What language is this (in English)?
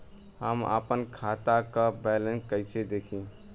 Bhojpuri